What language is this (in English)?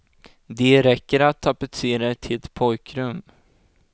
Swedish